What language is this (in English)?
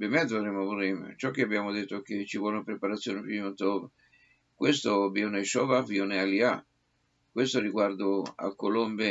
Italian